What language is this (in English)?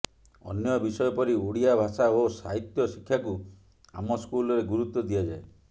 Odia